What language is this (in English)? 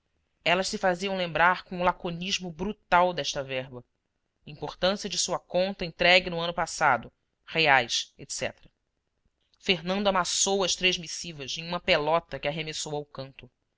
Portuguese